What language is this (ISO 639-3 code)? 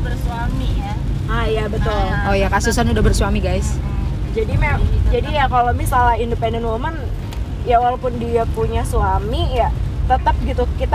ind